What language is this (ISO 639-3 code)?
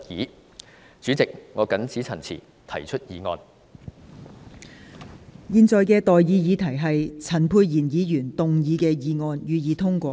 yue